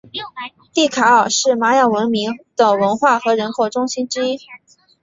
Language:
Chinese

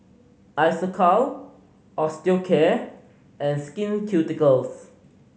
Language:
English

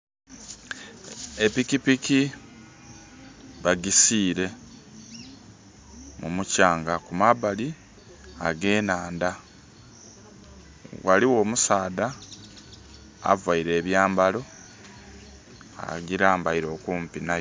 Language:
Soga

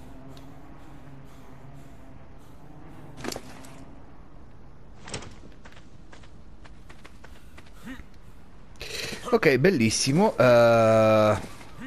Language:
Italian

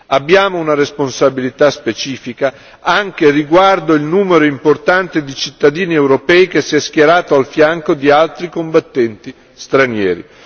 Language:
Italian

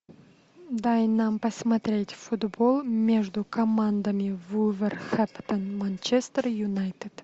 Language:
Russian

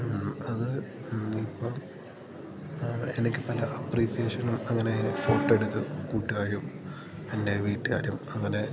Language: Malayalam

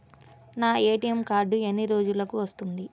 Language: Telugu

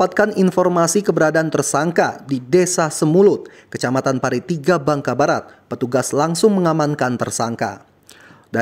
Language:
Indonesian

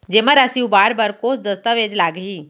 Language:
Chhattisgarhi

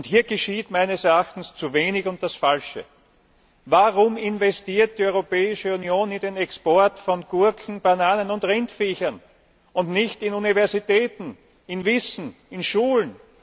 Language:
German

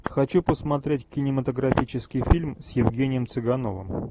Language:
Russian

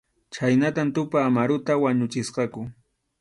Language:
Arequipa-La Unión Quechua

